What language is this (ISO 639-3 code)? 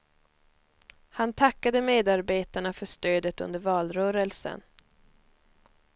swe